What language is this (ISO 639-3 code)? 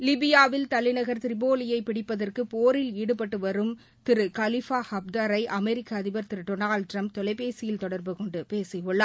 tam